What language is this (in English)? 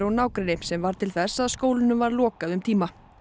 Icelandic